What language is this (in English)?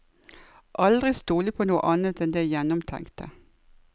Norwegian